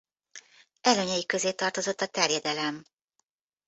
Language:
Hungarian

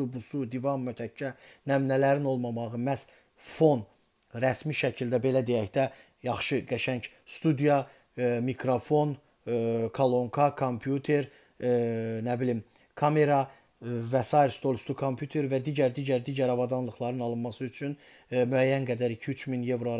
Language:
Turkish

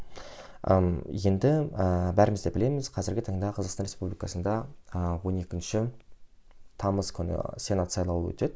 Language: Kazakh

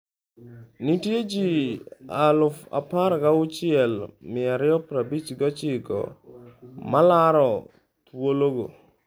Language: Luo (Kenya and Tanzania)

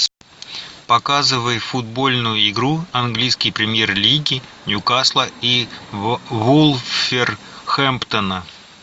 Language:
Russian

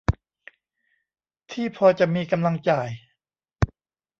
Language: Thai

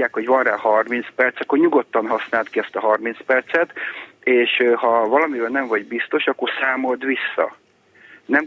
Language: Hungarian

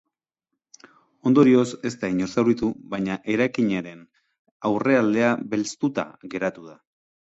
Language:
Basque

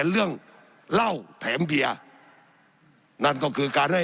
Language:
Thai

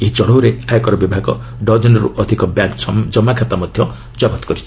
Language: Odia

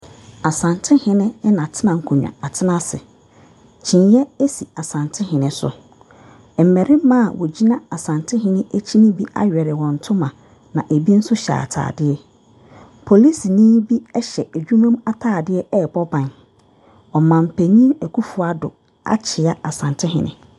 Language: Akan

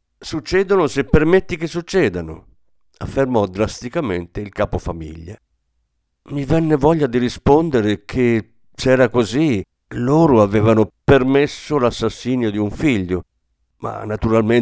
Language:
Italian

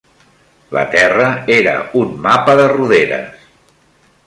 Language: Catalan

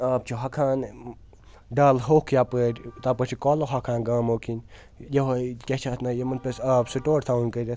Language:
Kashmiri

